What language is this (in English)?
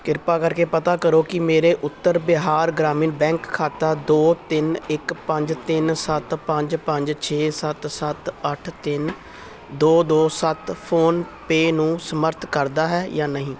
Punjabi